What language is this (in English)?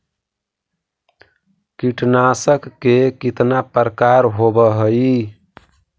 Magahi